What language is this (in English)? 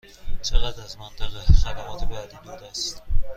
Persian